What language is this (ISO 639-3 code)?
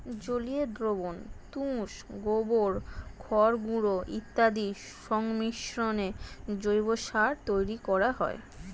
ben